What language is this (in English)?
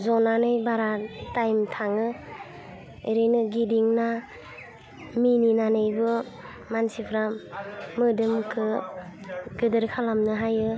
Bodo